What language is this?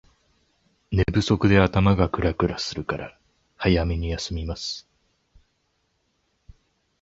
Japanese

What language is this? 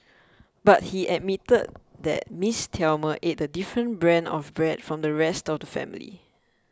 English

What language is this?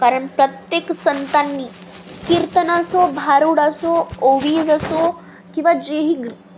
Marathi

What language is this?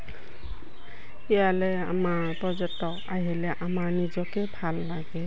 Assamese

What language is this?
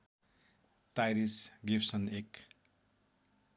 Nepali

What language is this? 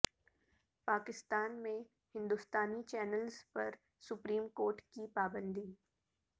Urdu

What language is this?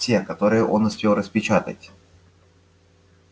Russian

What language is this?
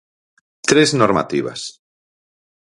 Galician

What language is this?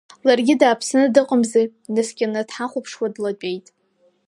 Abkhazian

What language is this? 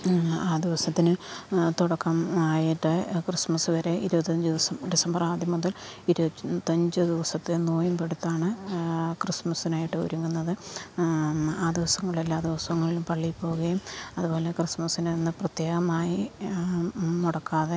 Malayalam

